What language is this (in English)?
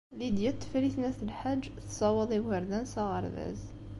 Kabyle